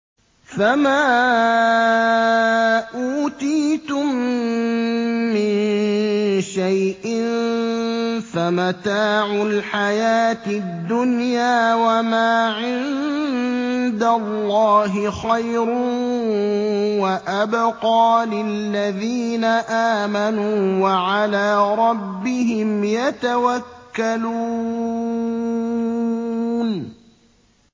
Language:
Arabic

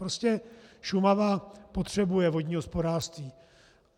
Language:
Czech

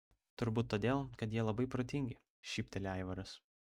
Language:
Lithuanian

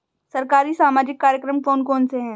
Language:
Hindi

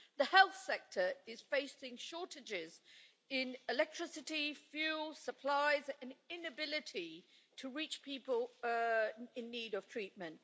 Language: English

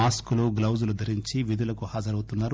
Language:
Telugu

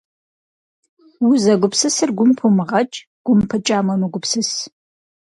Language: Kabardian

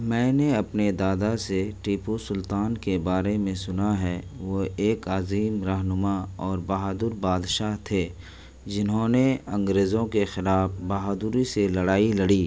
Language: Urdu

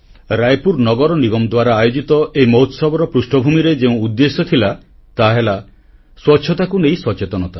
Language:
Odia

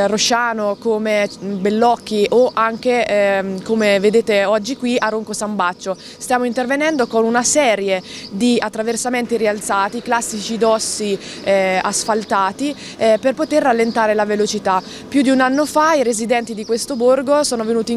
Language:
Italian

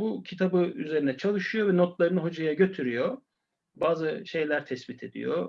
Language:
Turkish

